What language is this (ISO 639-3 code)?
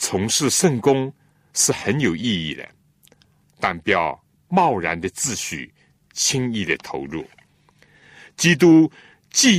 zho